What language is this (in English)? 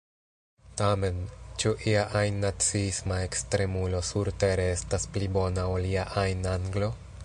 Esperanto